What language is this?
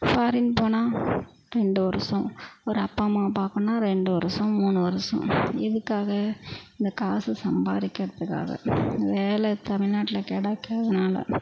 Tamil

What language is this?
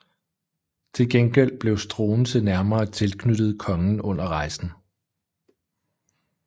Danish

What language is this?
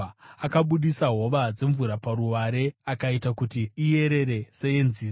Shona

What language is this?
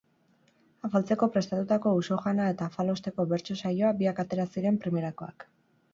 Basque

